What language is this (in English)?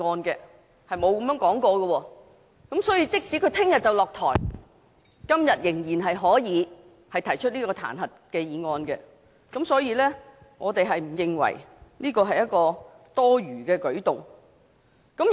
Cantonese